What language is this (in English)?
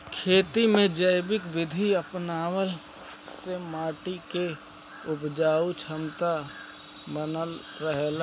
Bhojpuri